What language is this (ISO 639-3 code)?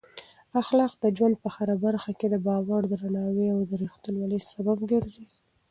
pus